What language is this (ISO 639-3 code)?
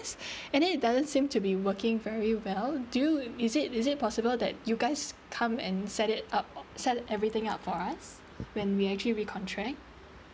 eng